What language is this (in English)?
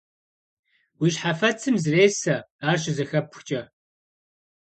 Kabardian